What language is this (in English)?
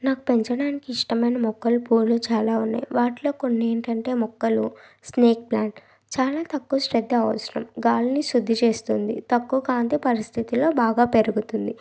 Telugu